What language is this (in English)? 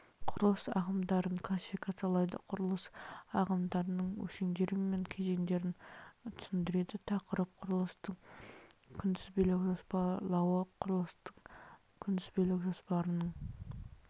Kazakh